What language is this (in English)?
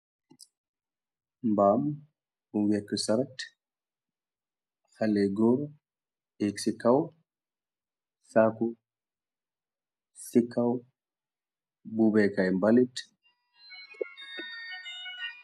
Wolof